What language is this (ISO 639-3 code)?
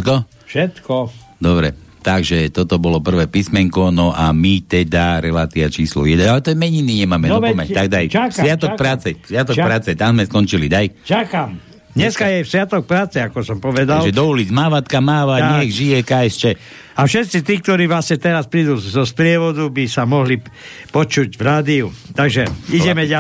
slk